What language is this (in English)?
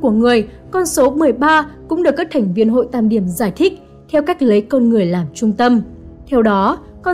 Vietnamese